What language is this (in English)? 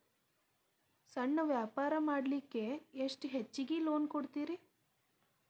Kannada